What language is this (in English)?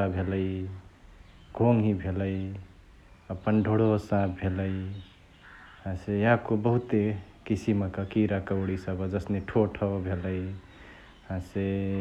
Chitwania Tharu